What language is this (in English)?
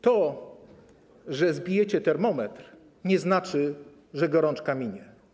Polish